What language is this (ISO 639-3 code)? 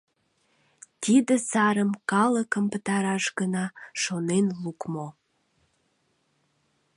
chm